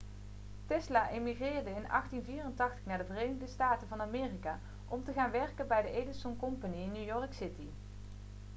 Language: Dutch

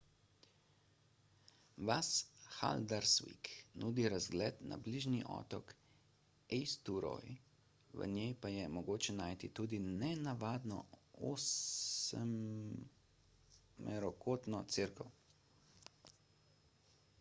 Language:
Slovenian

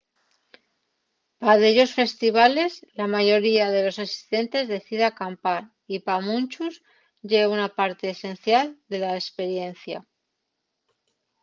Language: Asturian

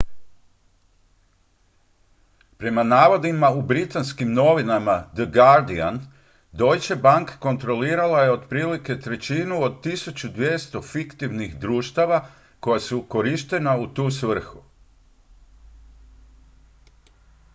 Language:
Croatian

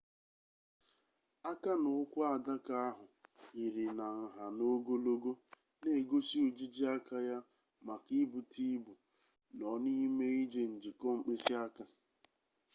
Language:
Igbo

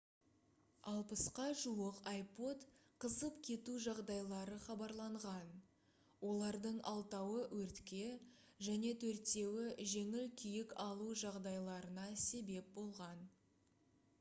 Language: Kazakh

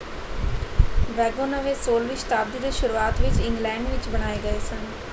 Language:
Punjabi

